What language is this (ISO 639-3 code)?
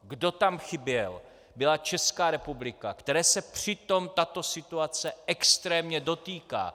ces